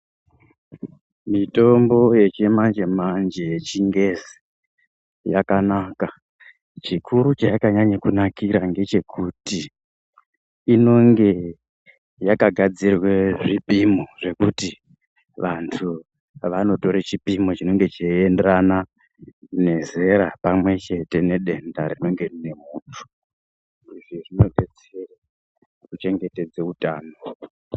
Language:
Ndau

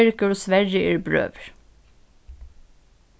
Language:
Faroese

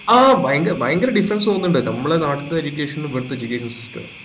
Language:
Malayalam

